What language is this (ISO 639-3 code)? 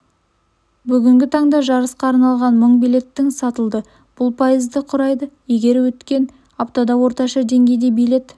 kaz